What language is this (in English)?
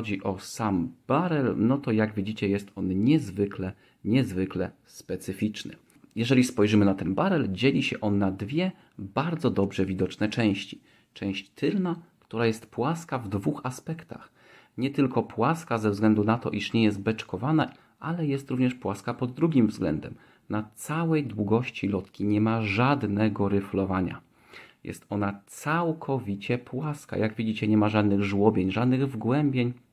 Polish